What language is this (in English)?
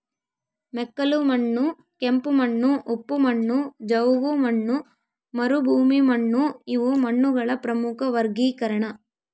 Kannada